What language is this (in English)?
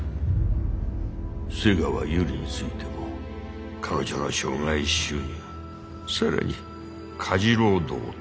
Japanese